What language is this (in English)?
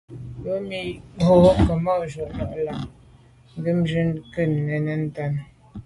Medumba